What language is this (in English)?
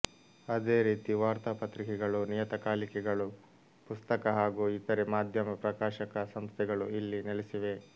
Kannada